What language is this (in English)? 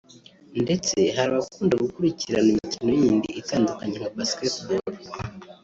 Kinyarwanda